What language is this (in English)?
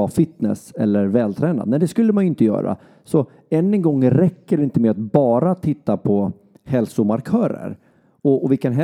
Swedish